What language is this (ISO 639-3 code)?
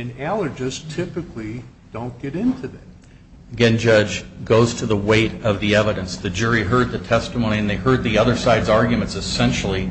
eng